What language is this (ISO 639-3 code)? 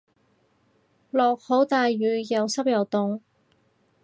yue